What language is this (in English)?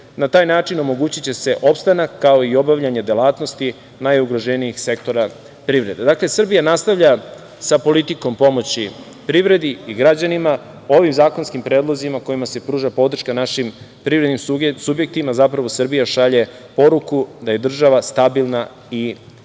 Serbian